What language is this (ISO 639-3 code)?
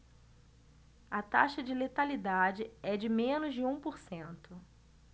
por